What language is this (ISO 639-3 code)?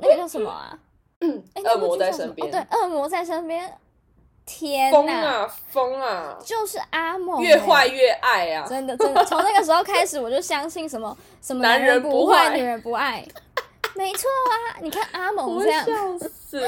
zho